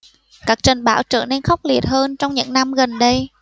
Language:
Vietnamese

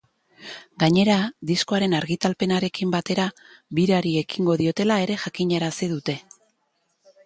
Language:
Basque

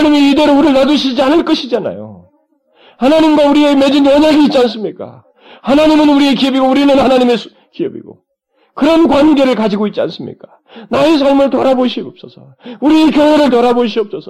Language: Korean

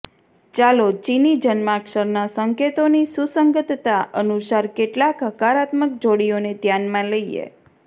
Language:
Gujarati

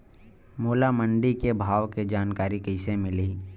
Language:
Chhattisgarhi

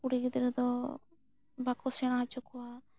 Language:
Santali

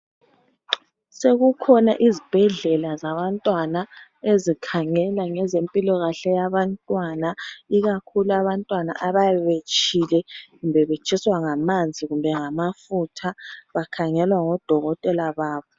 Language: North Ndebele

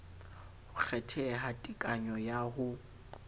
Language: Southern Sotho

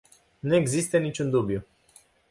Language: Romanian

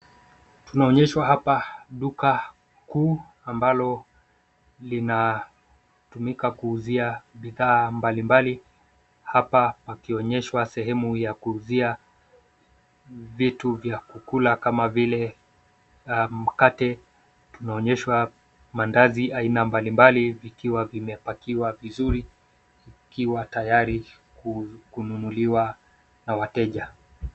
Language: Swahili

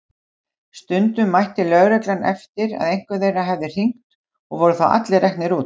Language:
Icelandic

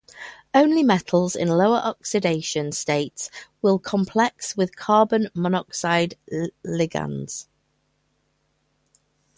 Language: English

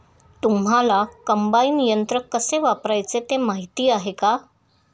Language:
Marathi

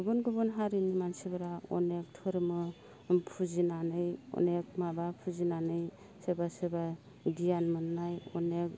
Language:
Bodo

